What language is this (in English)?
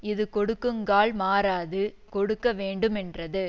Tamil